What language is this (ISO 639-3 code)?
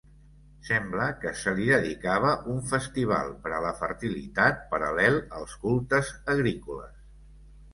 cat